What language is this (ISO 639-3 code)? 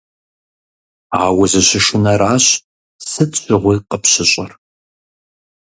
kbd